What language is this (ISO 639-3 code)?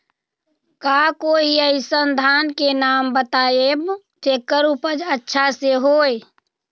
mag